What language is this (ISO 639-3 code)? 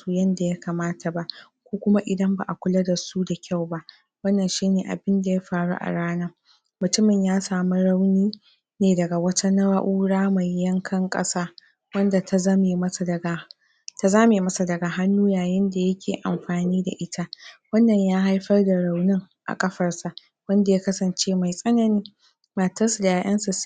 hau